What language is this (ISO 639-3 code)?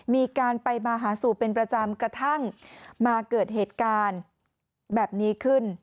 tha